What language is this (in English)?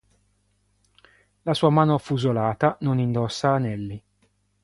Italian